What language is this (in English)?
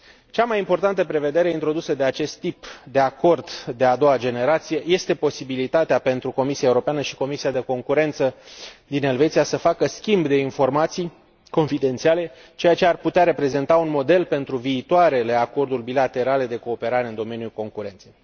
Romanian